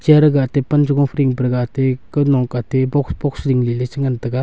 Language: Wancho Naga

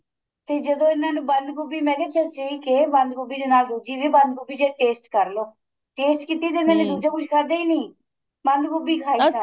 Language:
Punjabi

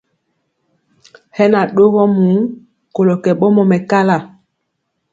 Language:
Mpiemo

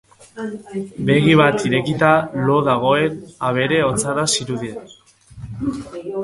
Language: Basque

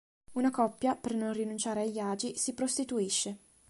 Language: Italian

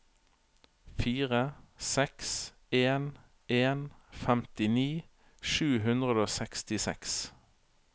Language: Norwegian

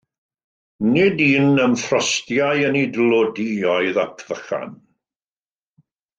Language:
Welsh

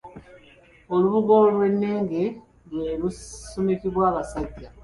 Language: Ganda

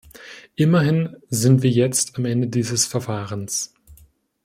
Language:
German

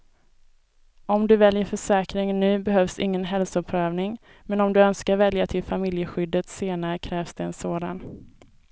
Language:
Swedish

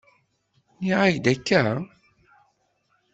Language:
Kabyle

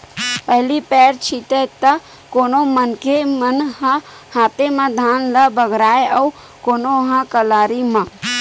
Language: Chhattisgarhi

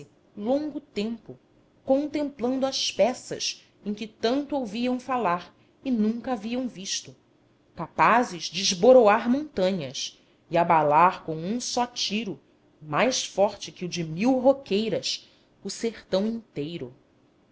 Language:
Portuguese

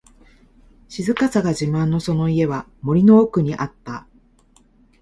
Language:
Japanese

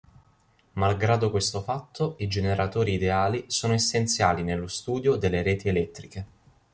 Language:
Italian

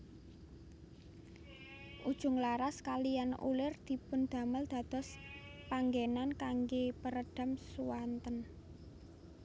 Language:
Javanese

